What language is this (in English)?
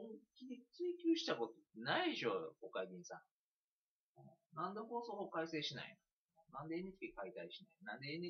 Japanese